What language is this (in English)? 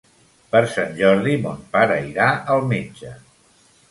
Catalan